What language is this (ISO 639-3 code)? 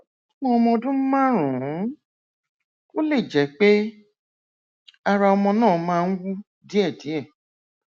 yor